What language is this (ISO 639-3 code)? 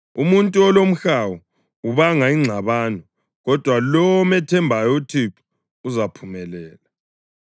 nde